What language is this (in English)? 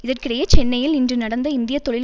Tamil